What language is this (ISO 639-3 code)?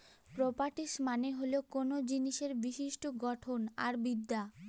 ben